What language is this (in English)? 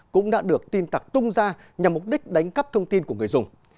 Vietnamese